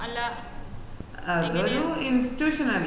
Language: Malayalam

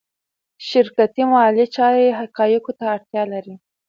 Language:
Pashto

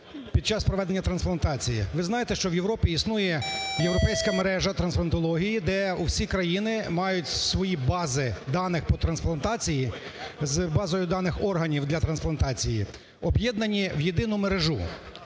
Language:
Ukrainian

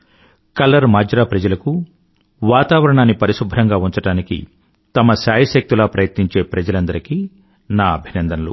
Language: Telugu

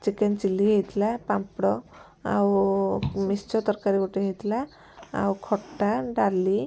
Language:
Odia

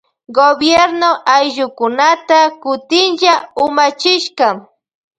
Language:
Loja Highland Quichua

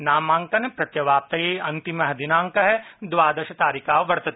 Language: Sanskrit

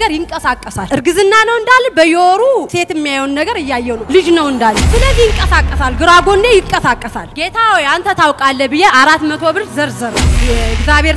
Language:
Arabic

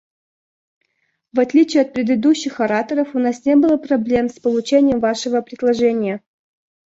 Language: Russian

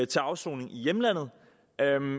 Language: Danish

